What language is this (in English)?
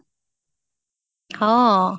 Assamese